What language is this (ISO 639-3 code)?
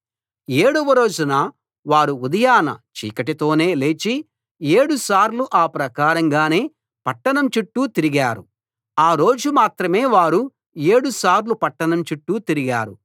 tel